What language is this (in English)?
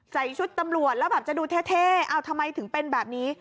Thai